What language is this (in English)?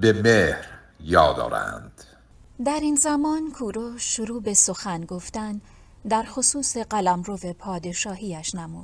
Persian